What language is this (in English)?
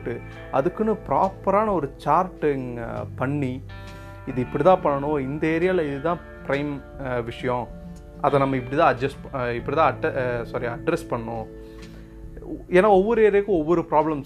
Tamil